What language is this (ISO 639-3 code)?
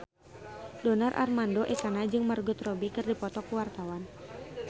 sun